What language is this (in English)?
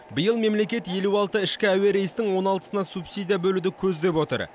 Kazakh